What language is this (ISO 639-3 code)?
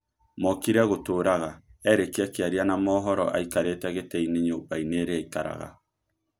kik